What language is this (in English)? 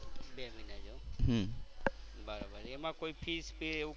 Gujarati